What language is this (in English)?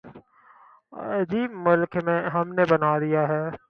Urdu